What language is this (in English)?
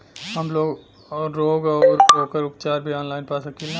Bhojpuri